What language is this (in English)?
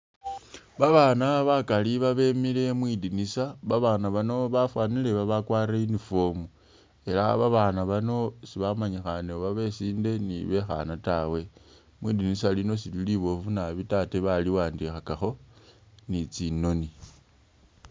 Masaaba